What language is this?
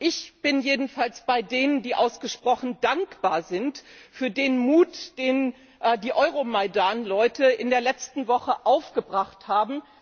German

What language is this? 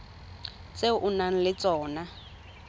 Tswana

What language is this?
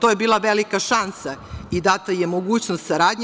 Serbian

